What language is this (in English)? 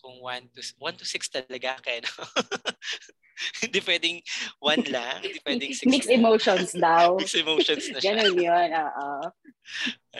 Filipino